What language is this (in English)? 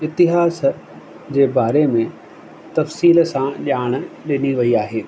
Sindhi